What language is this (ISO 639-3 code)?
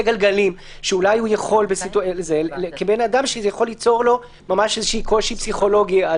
heb